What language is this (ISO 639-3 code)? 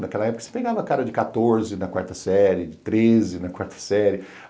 por